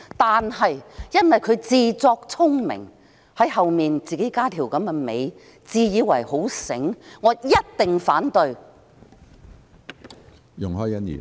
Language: Cantonese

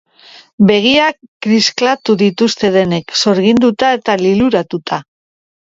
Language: Basque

